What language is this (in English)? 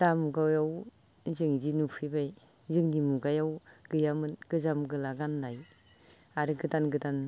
Bodo